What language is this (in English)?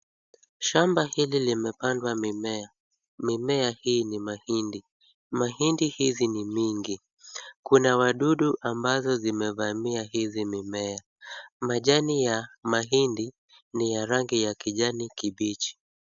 Swahili